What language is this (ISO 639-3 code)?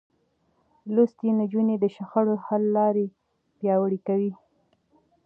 pus